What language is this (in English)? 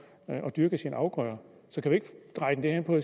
Danish